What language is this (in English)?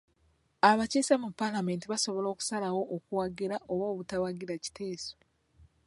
Ganda